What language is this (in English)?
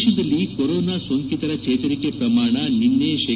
Kannada